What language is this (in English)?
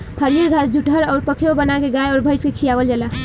Bhojpuri